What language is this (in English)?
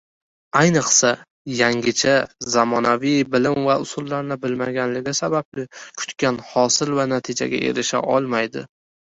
Uzbek